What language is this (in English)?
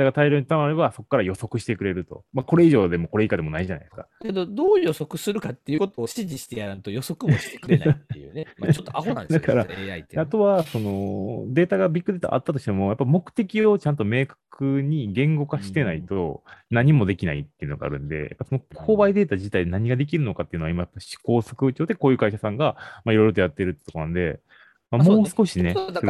Japanese